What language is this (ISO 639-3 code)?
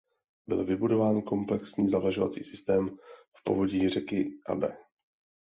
ces